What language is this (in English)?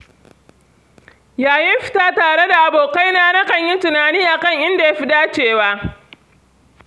Hausa